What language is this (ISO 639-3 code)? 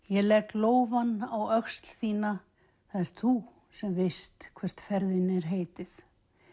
isl